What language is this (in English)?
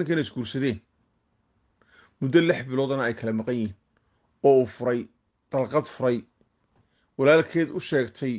Arabic